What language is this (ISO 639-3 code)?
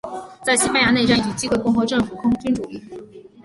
zho